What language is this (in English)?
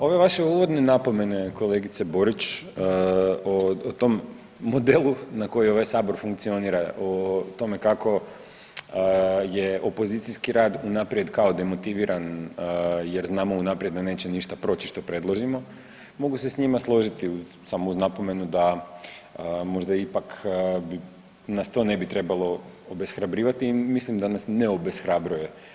Croatian